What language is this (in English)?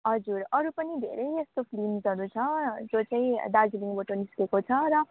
Nepali